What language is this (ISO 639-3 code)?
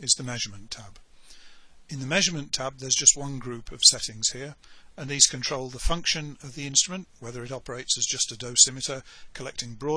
eng